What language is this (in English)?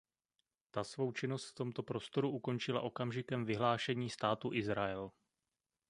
Czech